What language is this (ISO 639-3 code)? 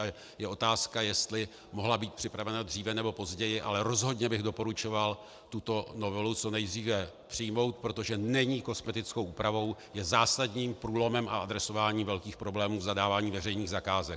ces